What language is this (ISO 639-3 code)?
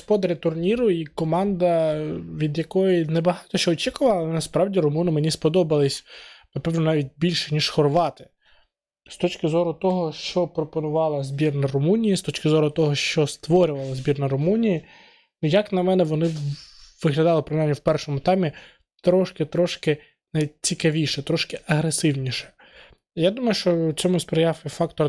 ukr